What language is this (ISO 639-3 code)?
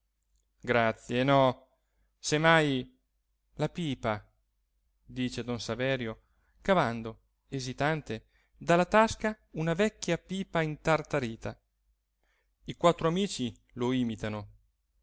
ita